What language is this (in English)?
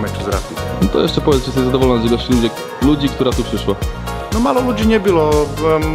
Polish